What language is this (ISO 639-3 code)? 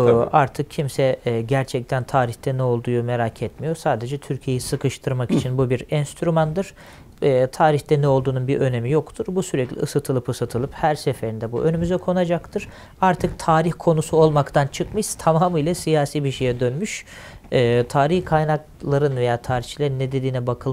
tur